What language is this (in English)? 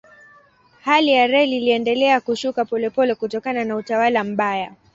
Swahili